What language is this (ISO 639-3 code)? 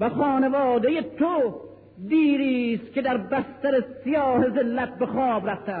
fas